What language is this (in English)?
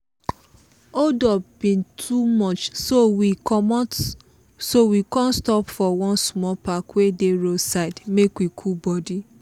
Nigerian Pidgin